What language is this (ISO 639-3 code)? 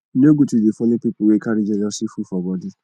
pcm